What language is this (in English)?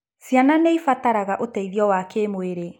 Kikuyu